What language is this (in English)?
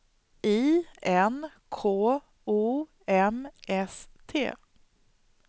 Swedish